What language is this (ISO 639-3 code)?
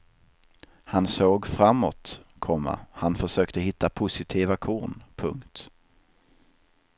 swe